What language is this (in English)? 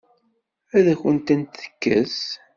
Kabyle